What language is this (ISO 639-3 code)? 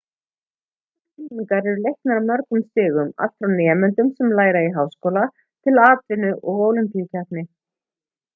isl